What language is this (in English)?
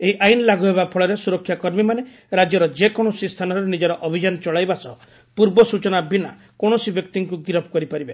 Odia